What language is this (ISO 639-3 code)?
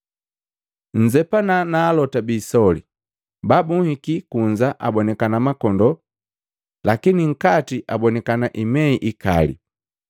mgv